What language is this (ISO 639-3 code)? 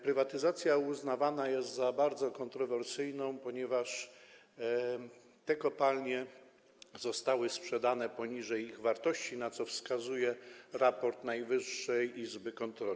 pol